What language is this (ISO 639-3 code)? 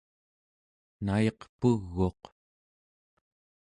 esu